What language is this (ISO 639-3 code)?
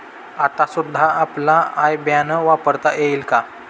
mar